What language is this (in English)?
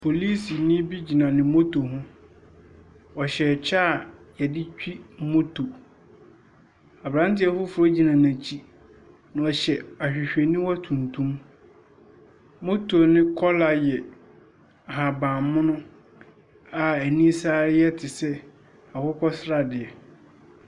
Akan